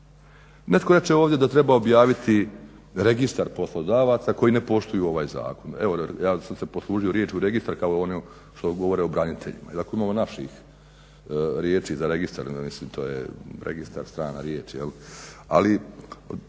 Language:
Croatian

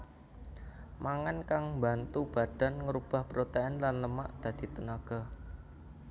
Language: Javanese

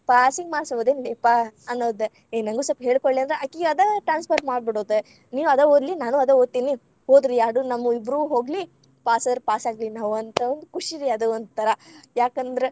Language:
Kannada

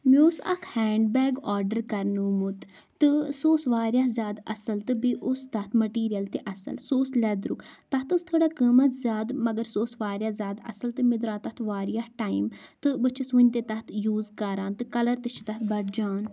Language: Kashmiri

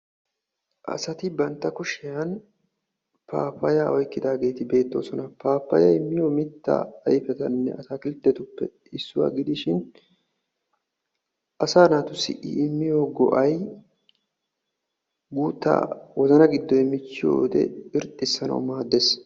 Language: Wolaytta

